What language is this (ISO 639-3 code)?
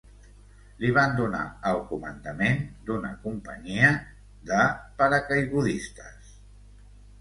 cat